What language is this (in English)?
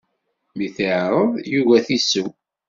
Kabyle